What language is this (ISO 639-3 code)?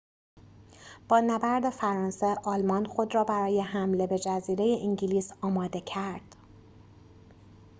fas